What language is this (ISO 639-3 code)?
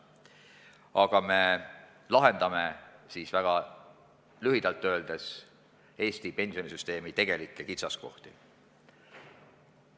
est